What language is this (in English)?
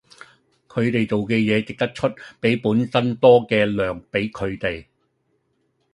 Cantonese